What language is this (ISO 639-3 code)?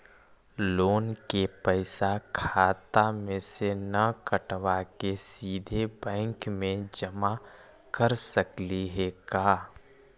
mag